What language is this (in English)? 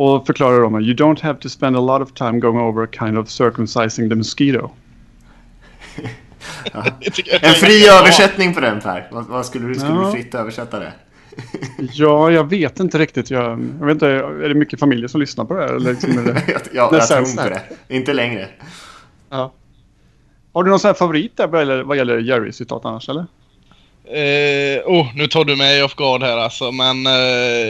Swedish